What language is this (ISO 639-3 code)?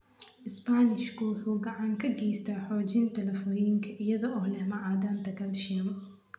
som